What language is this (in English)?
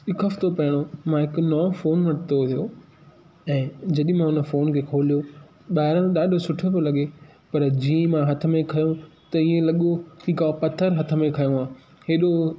Sindhi